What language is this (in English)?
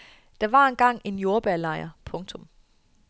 Danish